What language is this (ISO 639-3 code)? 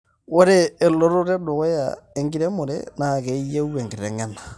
mas